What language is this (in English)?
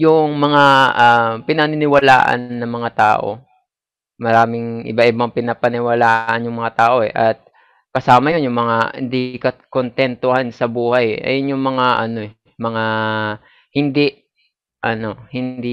Filipino